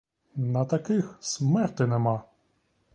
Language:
Ukrainian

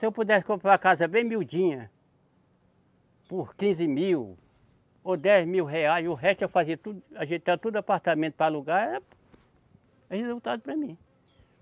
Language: Portuguese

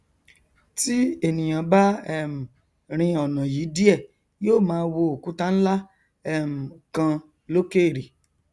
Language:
Yoruba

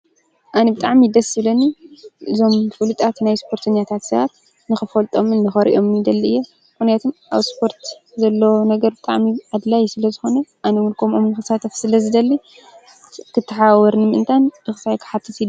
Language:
Tigrinya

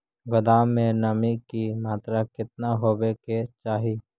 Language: Magahi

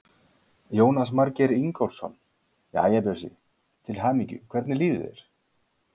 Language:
Icelandic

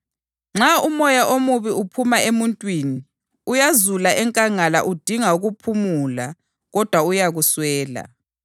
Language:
North Ndebele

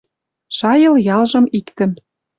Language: Western Mari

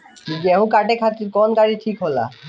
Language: Bhojpuri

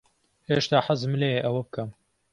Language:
Central Kurdish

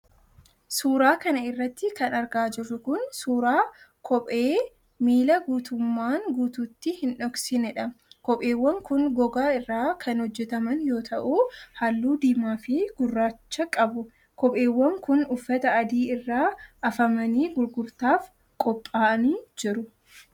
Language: Oromo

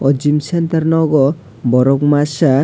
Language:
Kok Borok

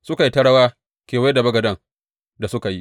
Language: Hausa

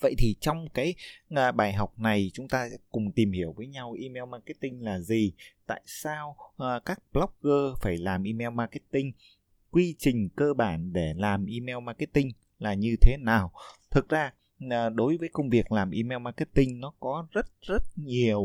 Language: Vietnamese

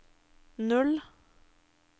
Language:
Norwegian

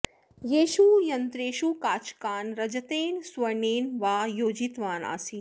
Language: Sanskrit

